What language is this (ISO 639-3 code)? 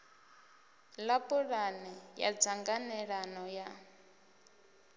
ven